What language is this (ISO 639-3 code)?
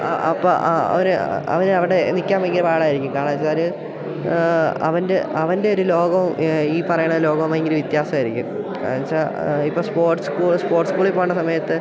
mal